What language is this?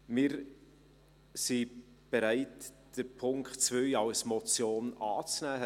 Swiss German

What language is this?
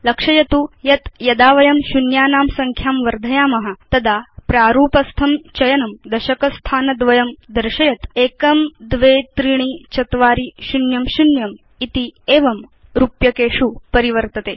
Sanskrit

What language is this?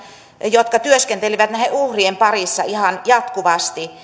Finnish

